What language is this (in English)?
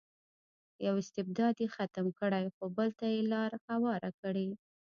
Pashto